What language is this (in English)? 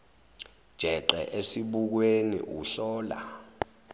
Zulu